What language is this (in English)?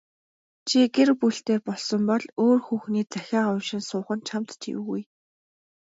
Mongolian